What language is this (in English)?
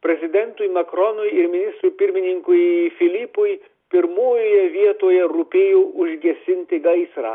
Lithuanian